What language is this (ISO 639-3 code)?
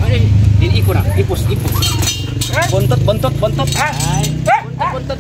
tha